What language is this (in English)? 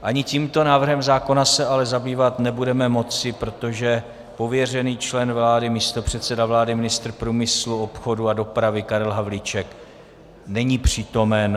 Czech